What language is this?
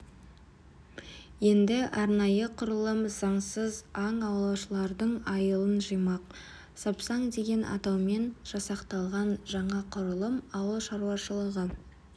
Kazakh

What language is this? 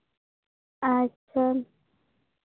Santali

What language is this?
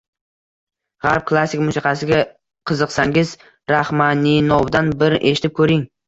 Uzbek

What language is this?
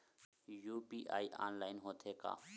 Chhattisgarhi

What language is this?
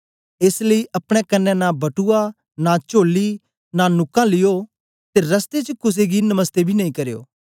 Dogri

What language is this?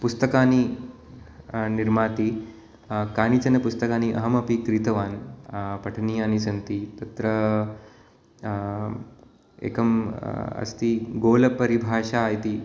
Sanskrit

